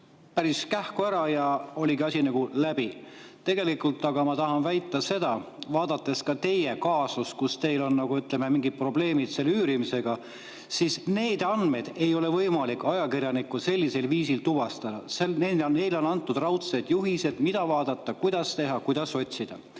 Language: Estonian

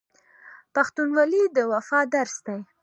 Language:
Pashto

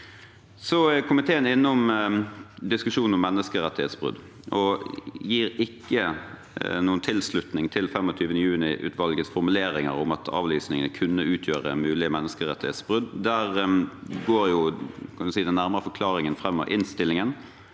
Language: Norwegian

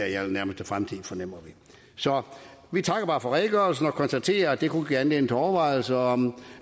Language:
Danish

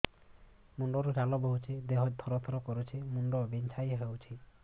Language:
Odia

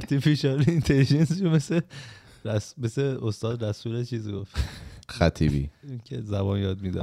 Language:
Persian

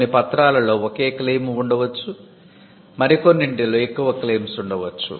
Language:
Telugu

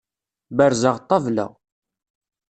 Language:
Kabyle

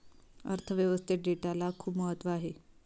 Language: Marathi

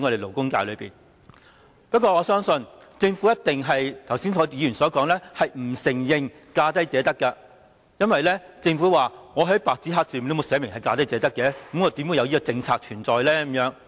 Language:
Cantonese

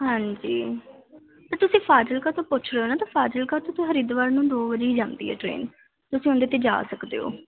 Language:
Punjabi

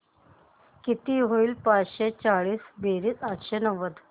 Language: Marathi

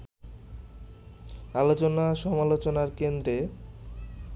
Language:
Bangla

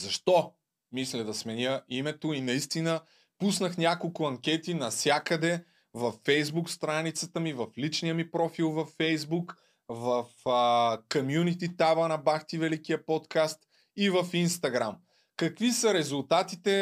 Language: Bulgarian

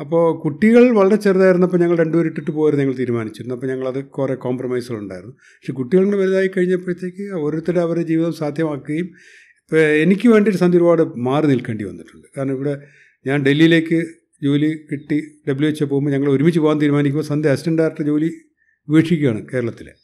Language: Malayalam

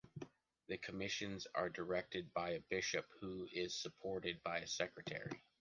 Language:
English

